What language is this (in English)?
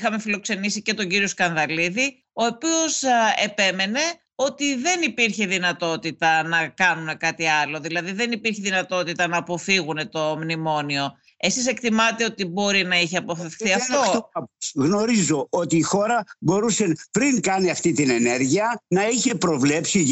Greek